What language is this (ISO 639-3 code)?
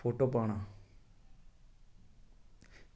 doi